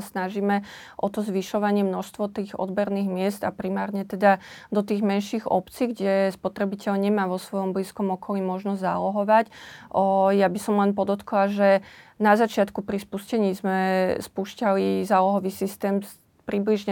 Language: Slovak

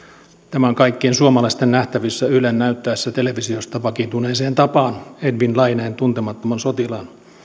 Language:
Finnish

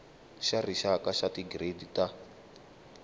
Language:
Tsonga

